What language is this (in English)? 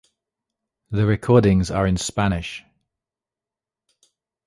English